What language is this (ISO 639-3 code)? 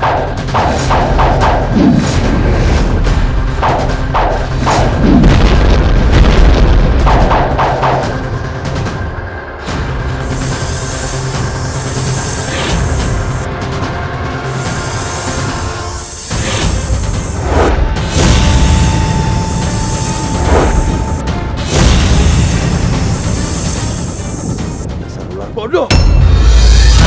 ind